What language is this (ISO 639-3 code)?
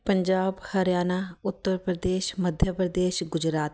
pan